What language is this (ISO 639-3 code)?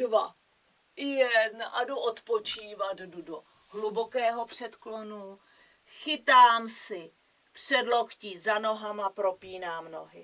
ces